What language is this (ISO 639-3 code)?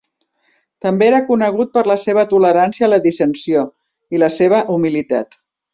cat